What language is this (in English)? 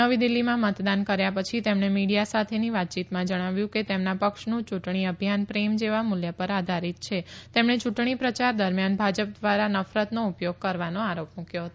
Gujarati